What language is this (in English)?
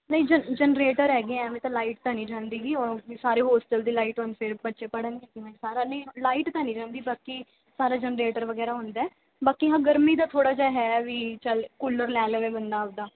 Punjabi